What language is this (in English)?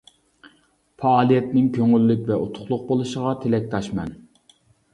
Uyghur